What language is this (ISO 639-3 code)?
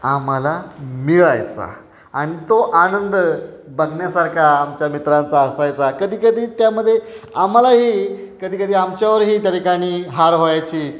mar